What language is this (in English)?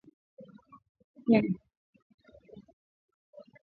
Swahili